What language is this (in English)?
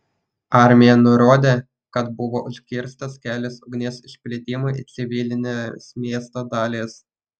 Lithuanian